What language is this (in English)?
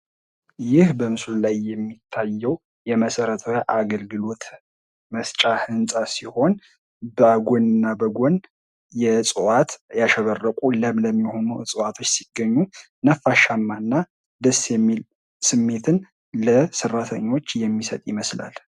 Amharic